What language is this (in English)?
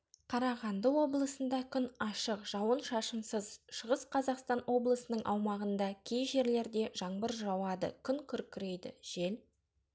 Kazakh